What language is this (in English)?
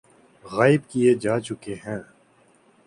Urdu